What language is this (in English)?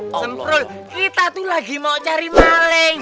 Indonesian